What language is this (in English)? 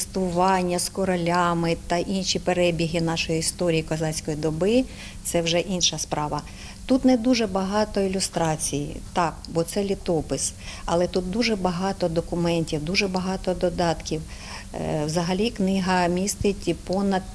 Ukrainian